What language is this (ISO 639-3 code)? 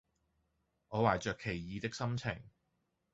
yue